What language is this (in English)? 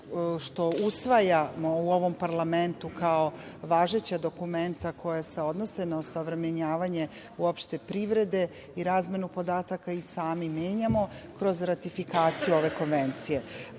Serbian